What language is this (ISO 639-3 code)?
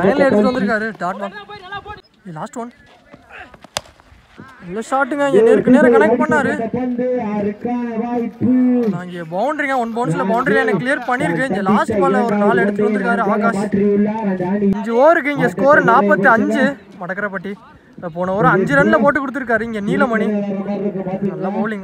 eng